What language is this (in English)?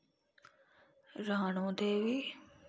Dogri